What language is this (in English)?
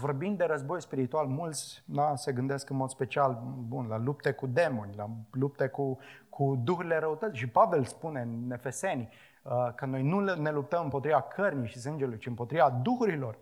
Romanian